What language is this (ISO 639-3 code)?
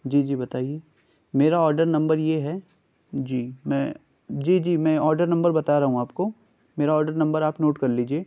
urd